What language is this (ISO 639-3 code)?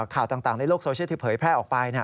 tha